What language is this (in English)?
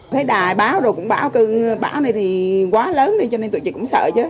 Vietnamese